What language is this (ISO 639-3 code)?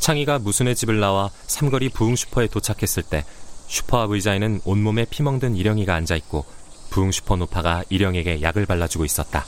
kor